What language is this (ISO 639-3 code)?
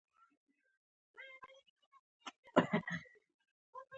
pus